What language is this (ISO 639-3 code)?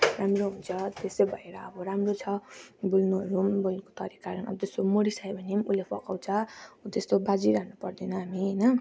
nep